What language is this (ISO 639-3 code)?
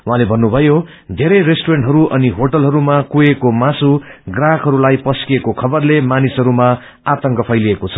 nep